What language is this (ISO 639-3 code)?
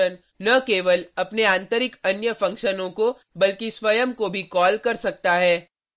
hin